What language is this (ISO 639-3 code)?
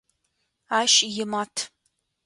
ady